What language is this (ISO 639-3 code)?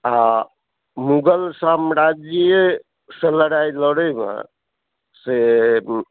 mai